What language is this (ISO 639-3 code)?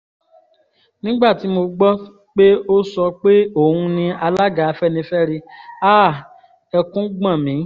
yor